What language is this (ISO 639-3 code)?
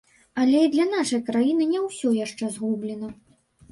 bel